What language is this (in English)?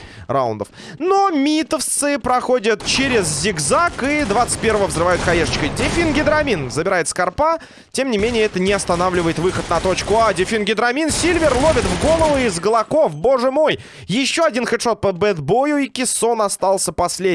Russian